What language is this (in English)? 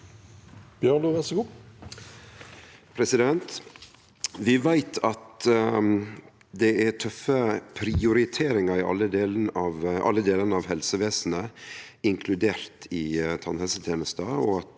Norwegian